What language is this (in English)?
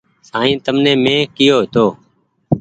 Goaria